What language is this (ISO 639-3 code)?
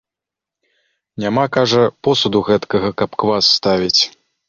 bel